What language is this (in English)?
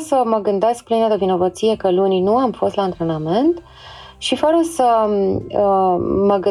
Romanian